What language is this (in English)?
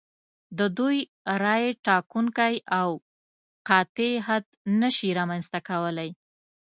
Pashto